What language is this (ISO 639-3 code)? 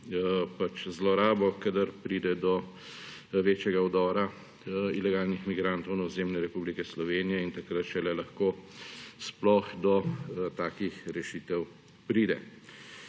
slv